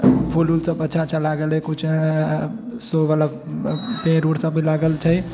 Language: Maithili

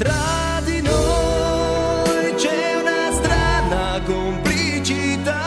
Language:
Romanian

